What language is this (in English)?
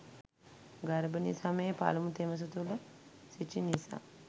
Sinhala